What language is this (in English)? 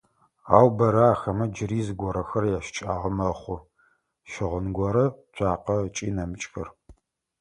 Adyghe